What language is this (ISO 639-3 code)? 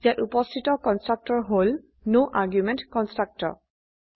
asm